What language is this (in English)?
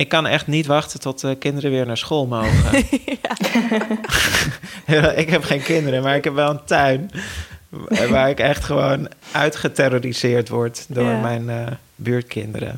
Dutch